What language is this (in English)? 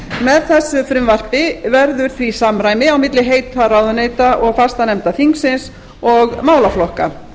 Icelandic